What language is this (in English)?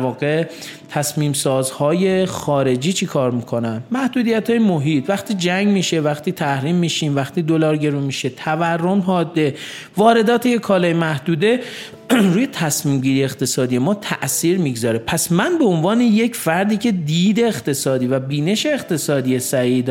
Persian